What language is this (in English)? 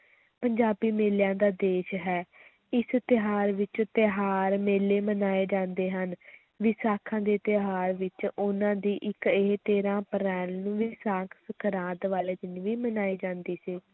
Punjabi